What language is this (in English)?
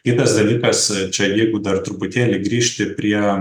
Lithuanian